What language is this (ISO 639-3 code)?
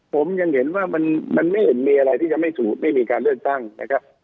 tha